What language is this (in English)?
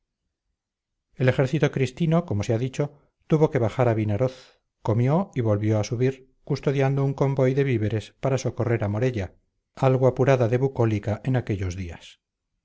Spanish